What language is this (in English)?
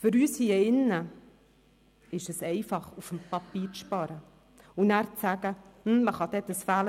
Swiss German